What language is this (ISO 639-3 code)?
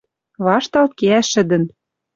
mrj